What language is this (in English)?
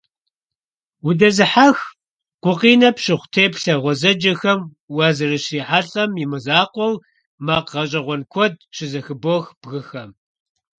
Kabardian